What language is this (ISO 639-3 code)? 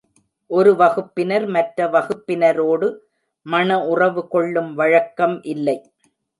tam